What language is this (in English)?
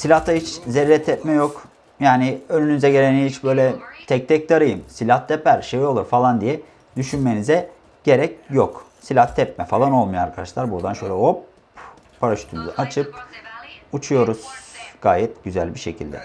Turkish